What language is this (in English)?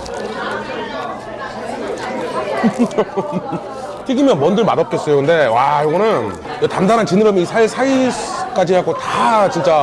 Korean